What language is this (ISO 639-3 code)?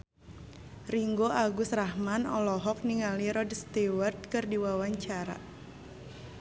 sun